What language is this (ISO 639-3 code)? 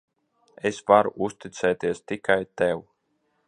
lav